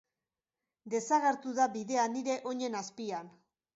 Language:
Basque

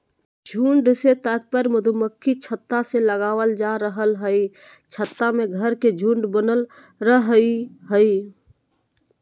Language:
Magahi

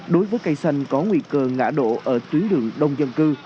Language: Vietnamese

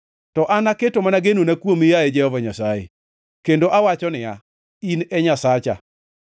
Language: Luo (Kenya and Tanzania)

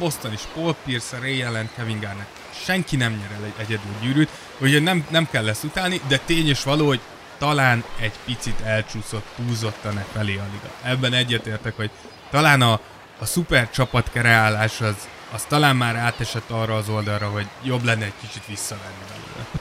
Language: Hungarian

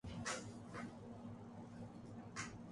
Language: Urdu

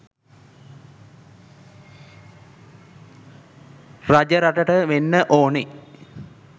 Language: Sinhala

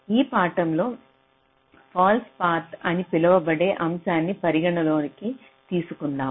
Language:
Telugu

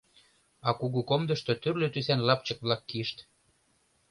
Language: Mari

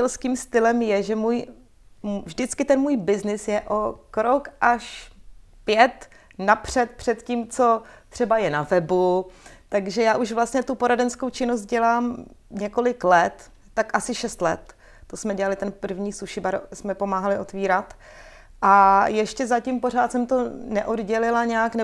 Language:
Czech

